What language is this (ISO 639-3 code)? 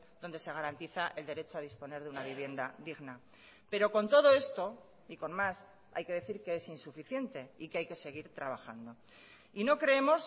spa